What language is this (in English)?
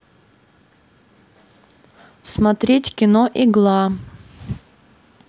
Russian